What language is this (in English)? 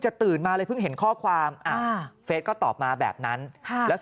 Thai